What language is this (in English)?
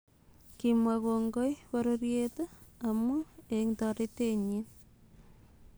Kalenjin